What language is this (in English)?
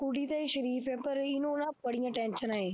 Punjabi